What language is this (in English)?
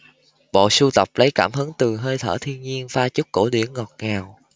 Vietnamese